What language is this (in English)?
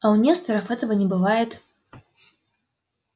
Russian